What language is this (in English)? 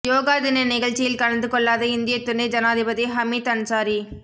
Tamil